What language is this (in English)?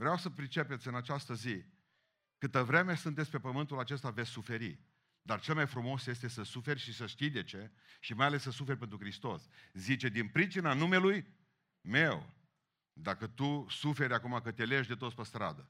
Romanian